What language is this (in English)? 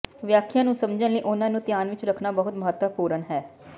Punjabi